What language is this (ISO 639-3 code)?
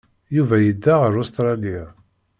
kab